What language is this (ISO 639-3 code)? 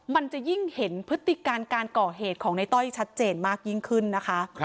tha